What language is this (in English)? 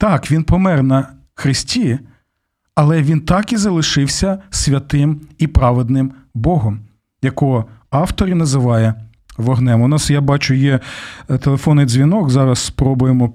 Ukrainian